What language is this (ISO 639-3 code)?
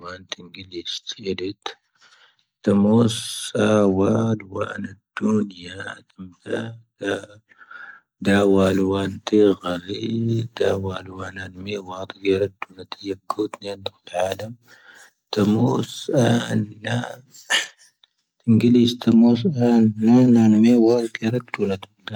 thv